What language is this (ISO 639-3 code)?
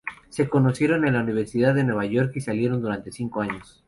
spa